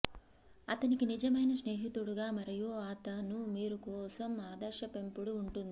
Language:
Telugu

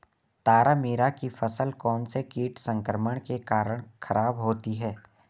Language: Hindi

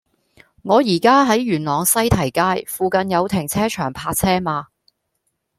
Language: Cantonese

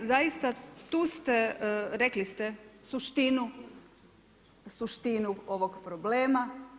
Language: Croatian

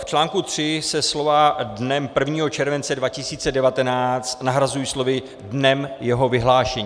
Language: Czech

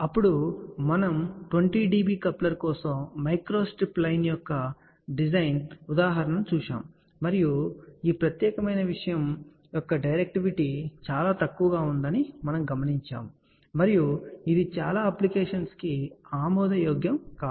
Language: Telugu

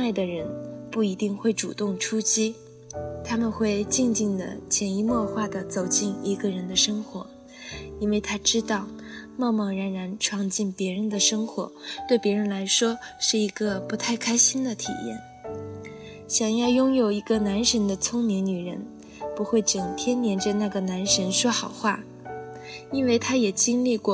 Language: Chinese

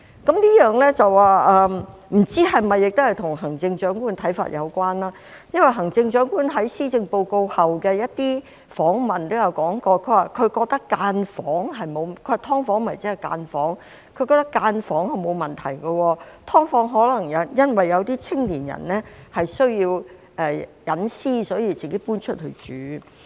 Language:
Cantonese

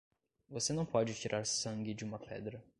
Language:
Portuguese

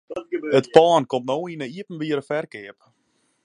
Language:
Western Frisian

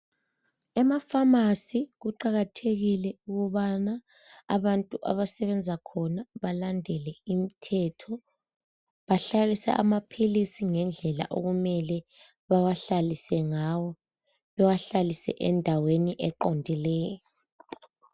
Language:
North Ndebele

